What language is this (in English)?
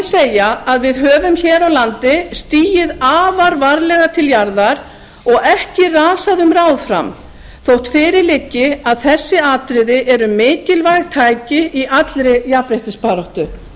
Icelandic